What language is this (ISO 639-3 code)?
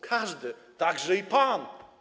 pol